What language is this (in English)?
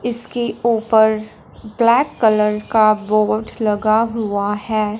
Hindi